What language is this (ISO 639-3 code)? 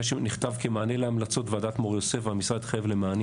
heb